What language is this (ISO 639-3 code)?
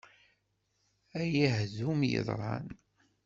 kab